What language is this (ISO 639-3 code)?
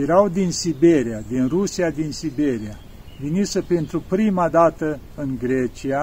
ron